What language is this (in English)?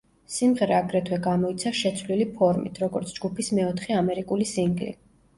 Georgian